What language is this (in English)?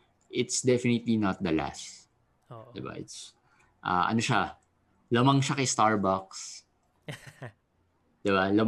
Filipino